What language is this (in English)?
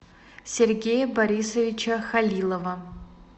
Russian